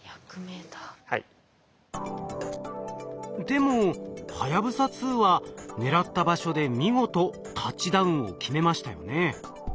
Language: Japanese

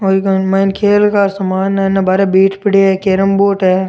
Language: Rajasthani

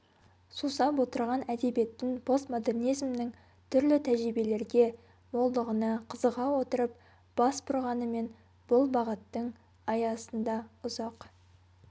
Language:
Kazakh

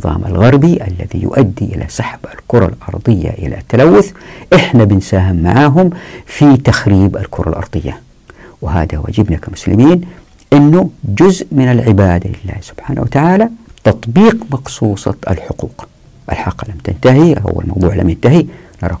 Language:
Arabic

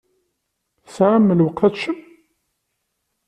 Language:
Kabyle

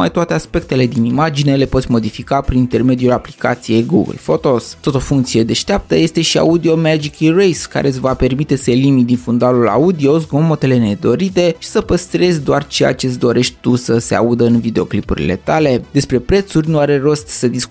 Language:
Romanian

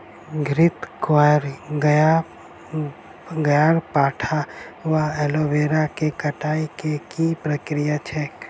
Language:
Maithili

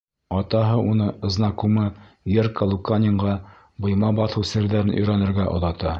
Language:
Bashkir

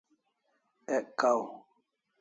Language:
Kalasha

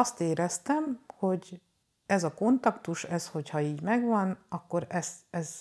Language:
Hungarian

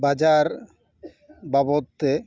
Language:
Santali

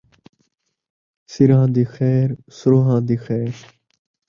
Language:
Saraiki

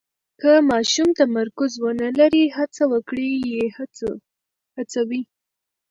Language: Pashto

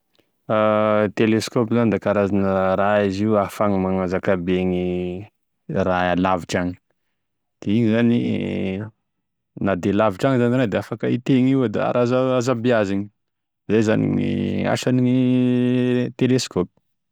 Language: Tesaka Malagasy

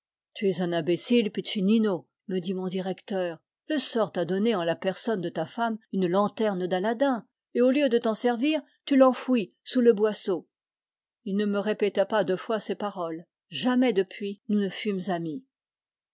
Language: French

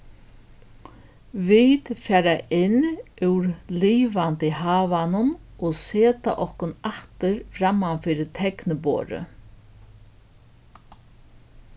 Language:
Faroese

